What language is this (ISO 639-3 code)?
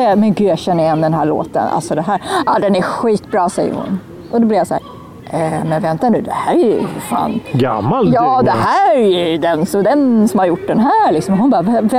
swe